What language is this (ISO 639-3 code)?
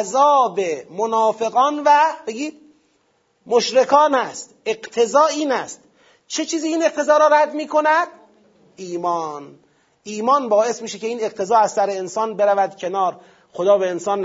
fas